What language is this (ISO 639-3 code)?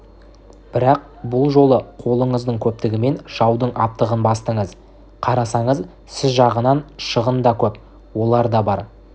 kaz